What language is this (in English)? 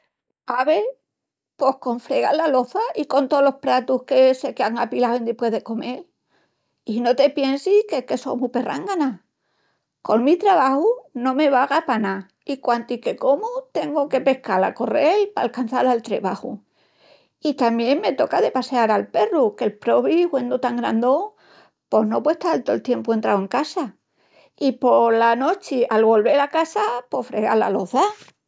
Extremaduran